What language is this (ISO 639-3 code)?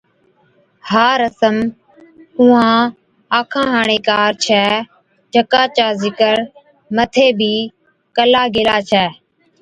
odk